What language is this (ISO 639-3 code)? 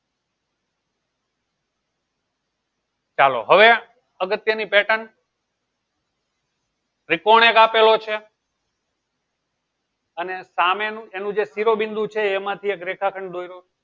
guj